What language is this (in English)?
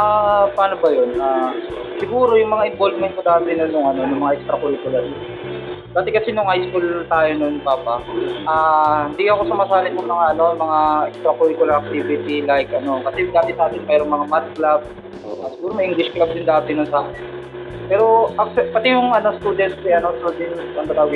Filipino